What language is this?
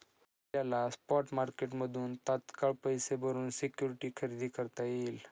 Marathi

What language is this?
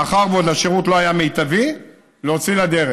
Hebrew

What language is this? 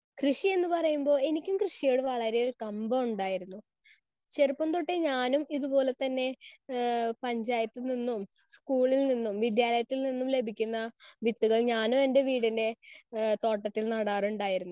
Malayalam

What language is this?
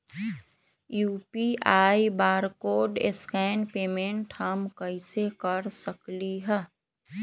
Magahi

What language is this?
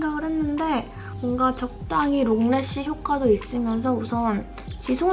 Korean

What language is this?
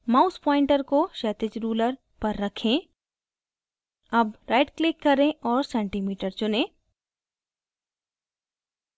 Hindi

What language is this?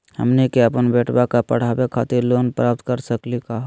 Magahi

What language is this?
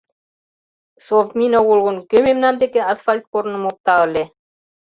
Mari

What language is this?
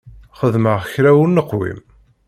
Kabyle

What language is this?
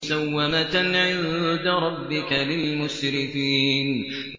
Arabic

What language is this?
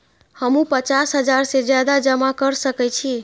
Maithili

